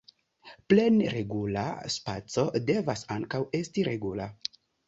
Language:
Esperanto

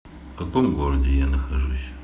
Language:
Russian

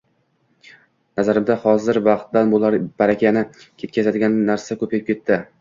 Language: Uzbek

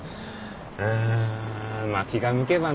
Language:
Japanese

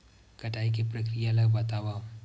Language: Chhattisgarhi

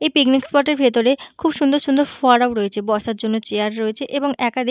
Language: Bangla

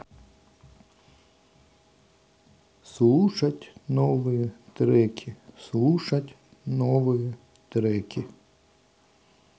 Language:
Russian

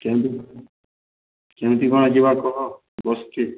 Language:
Odia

